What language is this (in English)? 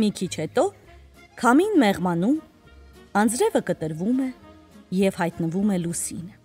Romanian